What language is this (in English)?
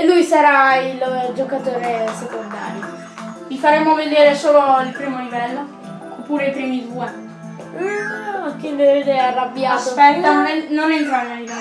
Italian